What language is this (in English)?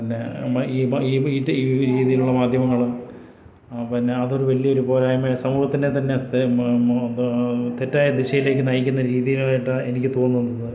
Malayalam